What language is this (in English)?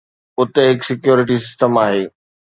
Sindhi